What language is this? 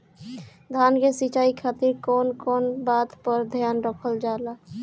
Bhojpuri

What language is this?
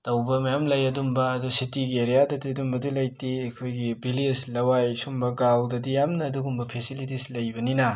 Manipuri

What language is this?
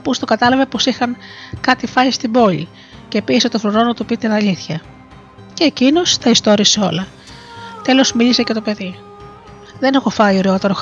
Greek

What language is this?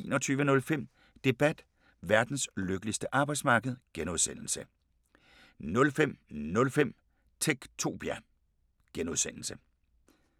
Danish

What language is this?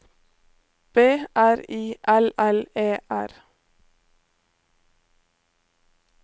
Norwegian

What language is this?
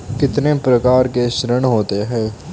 Hindi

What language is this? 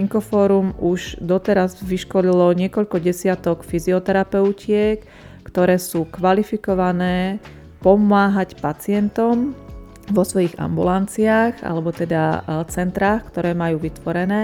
Slovak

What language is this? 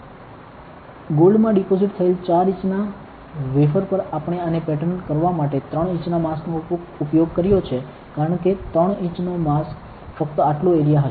Gujarati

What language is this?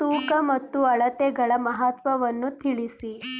Kannada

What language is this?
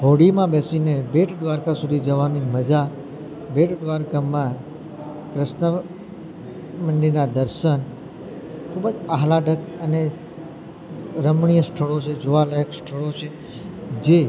Gujarati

